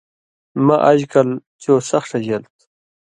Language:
Indus Kohistani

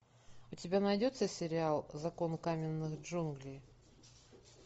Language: Russian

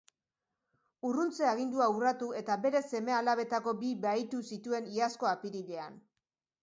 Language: Basque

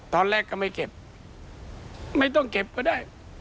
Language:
Thai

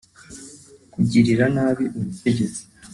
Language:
Kinyarwanda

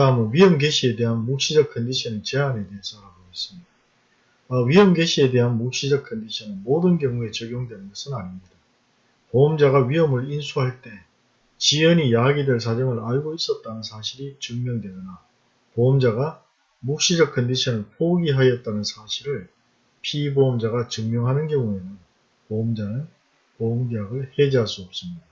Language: Korean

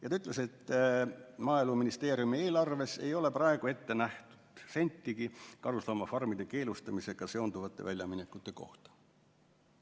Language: Estonian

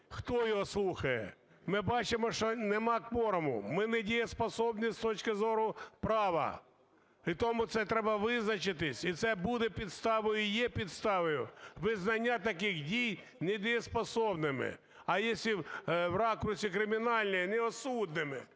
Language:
Ukrainian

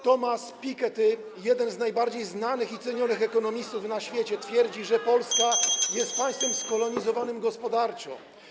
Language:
Polish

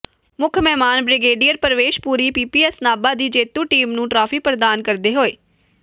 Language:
Punjabi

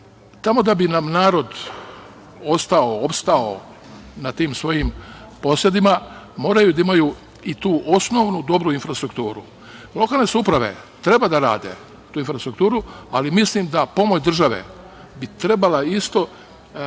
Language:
Serbian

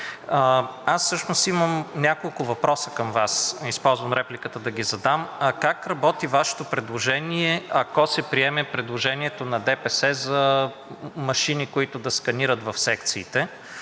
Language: Bulgarian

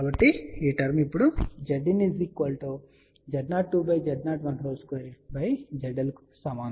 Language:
Telugu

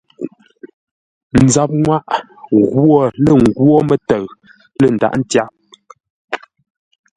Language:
Ngombale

